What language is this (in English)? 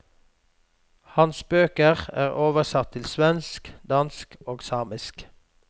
Norwegian